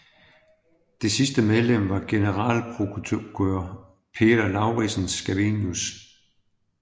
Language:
Danish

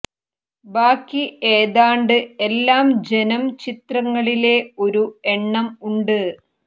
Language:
Malayalam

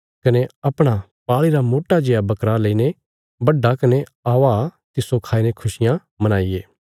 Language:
Bilaspuri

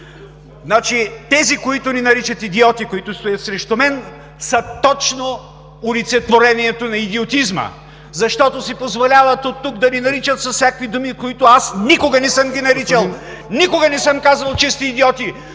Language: Bulgarian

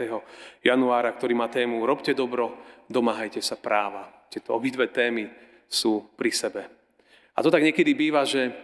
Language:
Slovak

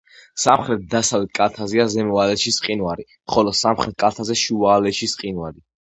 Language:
Georgian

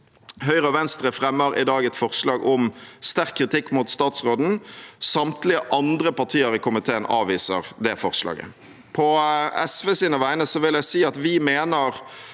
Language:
Norwegian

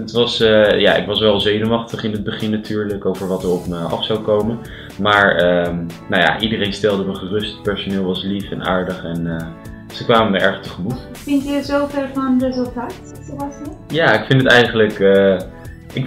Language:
Dutch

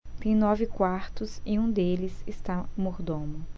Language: Portuguese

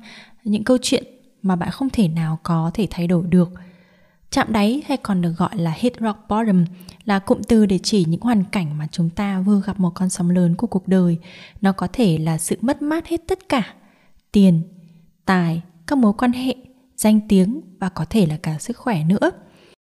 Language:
Vietnamese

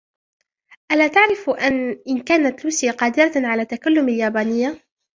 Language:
Arabic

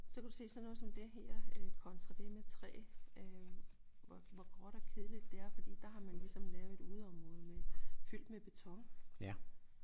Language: Danish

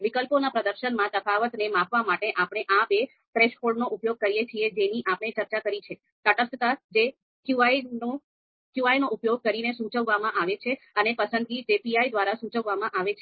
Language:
Gujarati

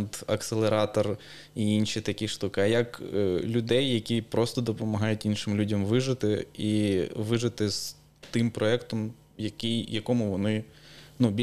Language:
Ukrainian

